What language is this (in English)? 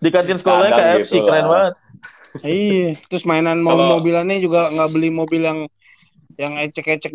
Indonesian